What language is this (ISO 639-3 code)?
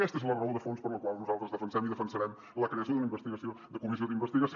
cat